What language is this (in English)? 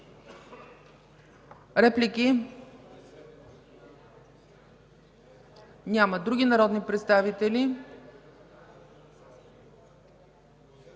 Bulgarian